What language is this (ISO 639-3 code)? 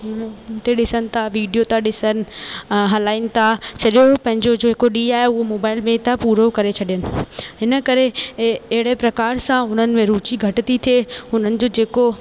snd